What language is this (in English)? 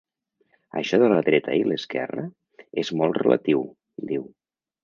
Catalan